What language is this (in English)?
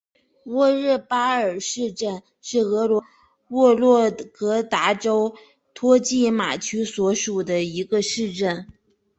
Chinese